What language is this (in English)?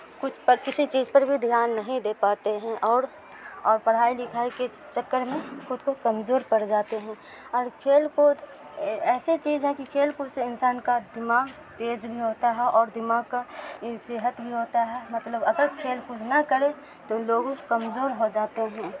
Urdu